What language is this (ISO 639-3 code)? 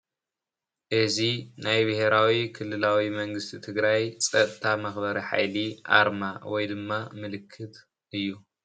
tir